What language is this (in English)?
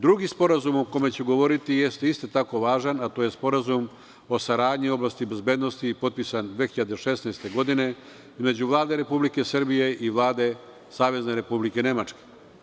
Serbian